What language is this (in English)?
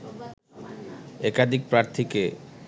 Bangla